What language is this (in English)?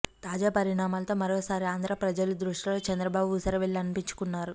Telugu